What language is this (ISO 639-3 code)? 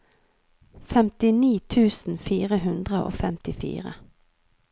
nor